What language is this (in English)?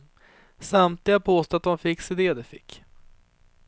Swedish